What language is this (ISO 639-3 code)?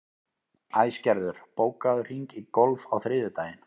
isl